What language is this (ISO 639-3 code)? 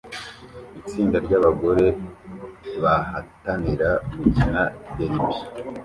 kin